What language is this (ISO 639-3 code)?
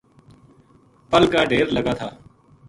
gju